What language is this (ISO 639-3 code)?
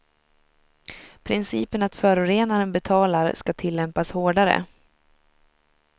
swe